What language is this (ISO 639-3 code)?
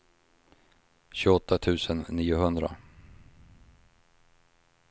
swe